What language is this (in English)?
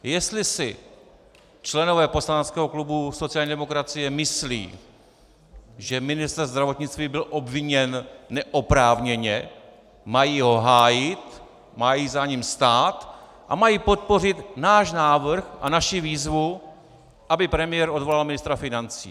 Czech